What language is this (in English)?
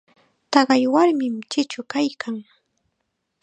Chiquián Ancash Quechua